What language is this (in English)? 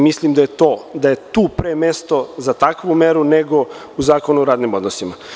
Serbian